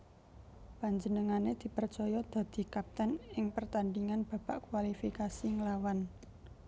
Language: Javanese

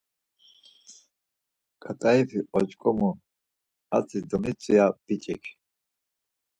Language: Laz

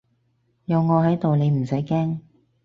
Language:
Cantonese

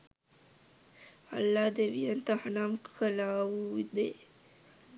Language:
Sinhala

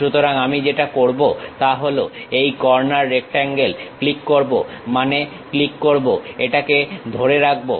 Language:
Bangla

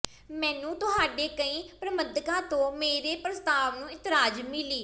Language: Punjabi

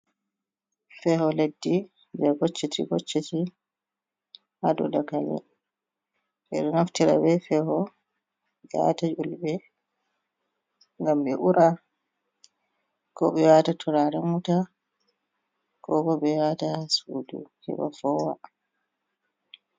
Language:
Fula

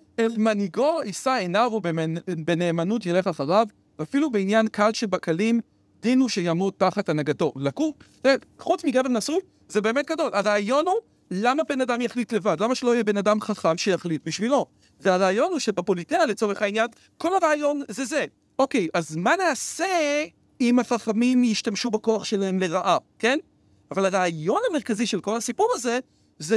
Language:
Hebrew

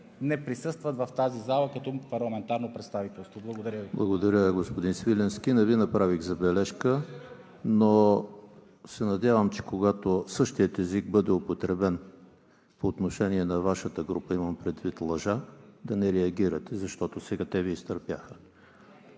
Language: Bulgarian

